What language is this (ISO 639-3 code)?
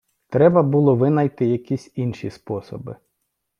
ukr